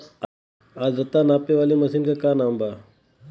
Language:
Bhojpuri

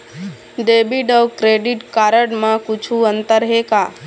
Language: Chhattisgarhi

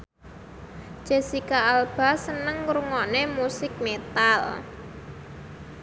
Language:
Javanese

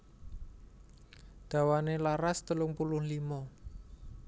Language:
Javanese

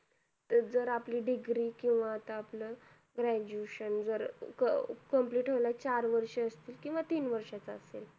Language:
Marathi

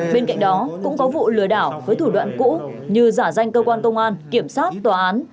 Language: Vietnamese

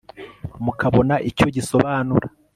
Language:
Kinyarwanda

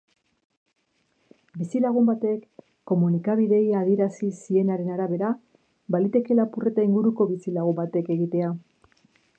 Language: Basque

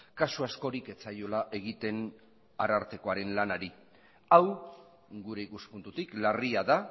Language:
Basque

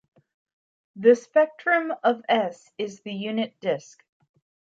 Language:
English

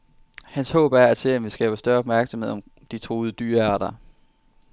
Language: Danish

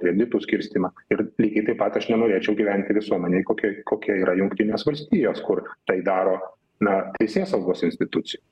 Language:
Lithuanian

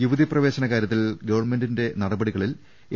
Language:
Malayalam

